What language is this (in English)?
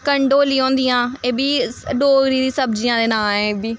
Dogri